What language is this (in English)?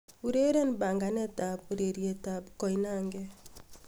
Kalenjin